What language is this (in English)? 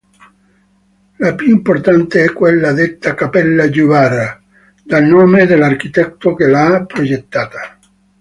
Italian